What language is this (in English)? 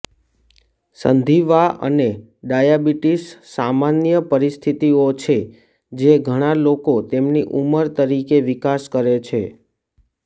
Gujarati